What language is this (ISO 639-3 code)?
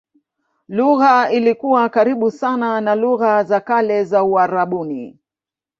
swa